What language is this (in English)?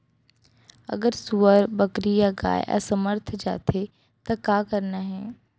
Chhattisgarhi